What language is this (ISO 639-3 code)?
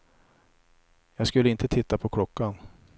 swe